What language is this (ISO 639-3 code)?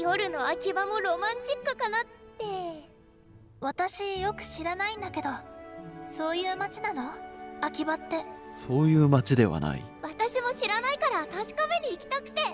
jpn